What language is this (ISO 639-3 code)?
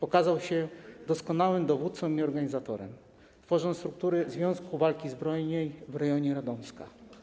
pol